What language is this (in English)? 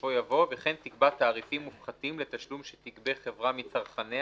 Hebrew